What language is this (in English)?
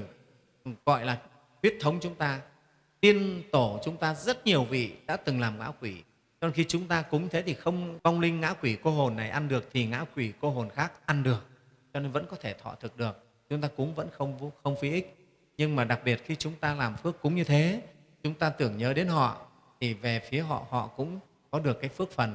Vietnamese